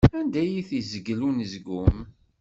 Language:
Kabyle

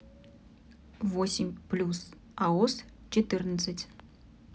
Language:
Russian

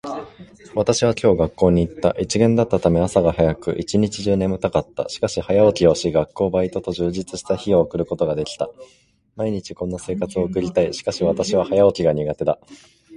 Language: Japanese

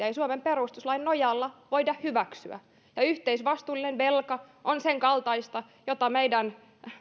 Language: Finnish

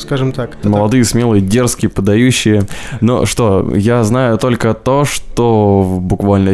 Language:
Russian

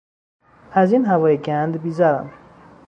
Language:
Persian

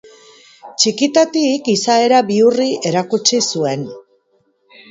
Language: Basque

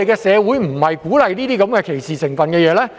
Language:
Cantonese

